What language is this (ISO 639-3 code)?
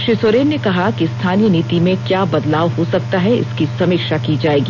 hin